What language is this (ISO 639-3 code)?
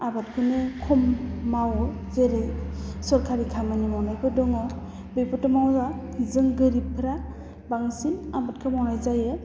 brx